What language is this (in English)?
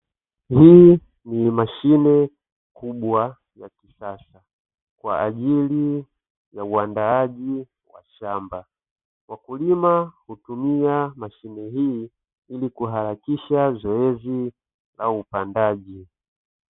Swahili